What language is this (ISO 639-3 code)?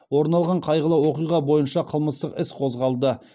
kaz